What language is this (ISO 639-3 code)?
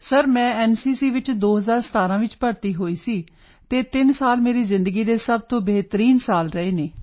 pan